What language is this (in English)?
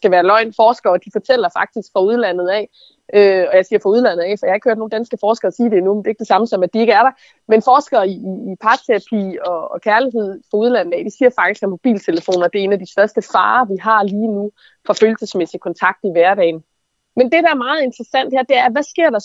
Danish